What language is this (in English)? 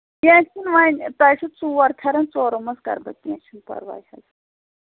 Kashmiri